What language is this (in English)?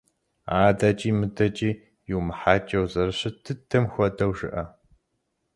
Kabardian